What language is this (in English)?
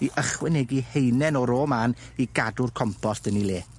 Welsh